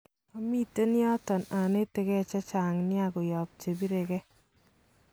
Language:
Kalenjin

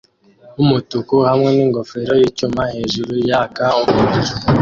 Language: Kinyarwanda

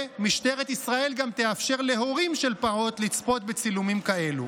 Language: Hebrew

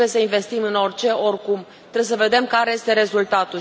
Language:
Romanian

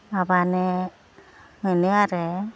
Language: Bodo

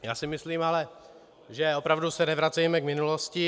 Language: Czech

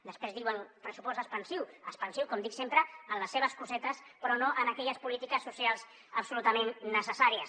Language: Catalan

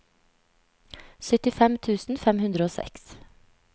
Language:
Norwegian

